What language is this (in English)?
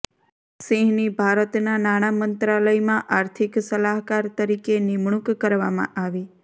Gujarati